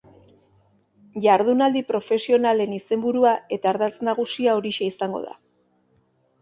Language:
Basque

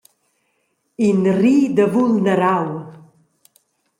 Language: Romansh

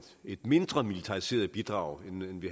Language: Danish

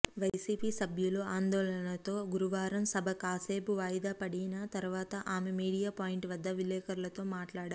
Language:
Telugu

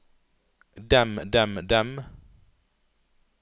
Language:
Norwegian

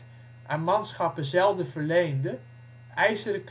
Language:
Dutch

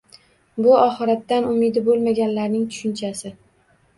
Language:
Uzbek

